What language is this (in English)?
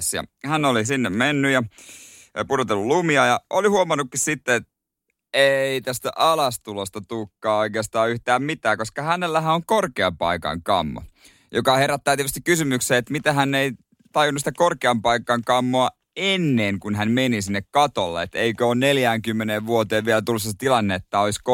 Finnish